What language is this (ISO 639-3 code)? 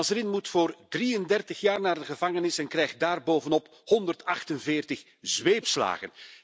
nld